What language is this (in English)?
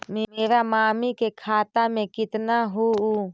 Magahi